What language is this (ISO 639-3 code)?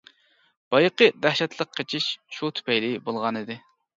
uig